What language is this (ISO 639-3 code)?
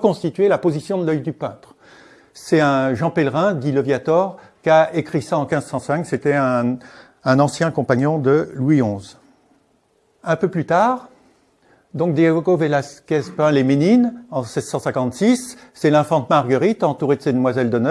fra